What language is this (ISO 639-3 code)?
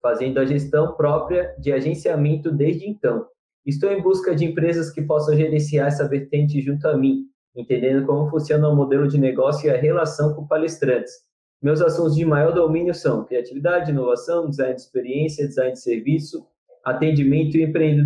por